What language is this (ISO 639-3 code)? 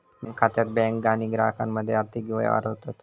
mar